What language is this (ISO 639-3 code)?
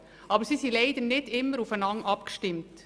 gsw